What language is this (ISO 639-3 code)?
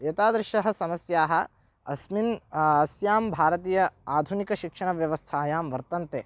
san